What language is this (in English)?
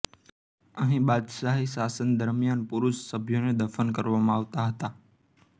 Gujarati